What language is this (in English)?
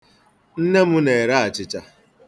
Igbo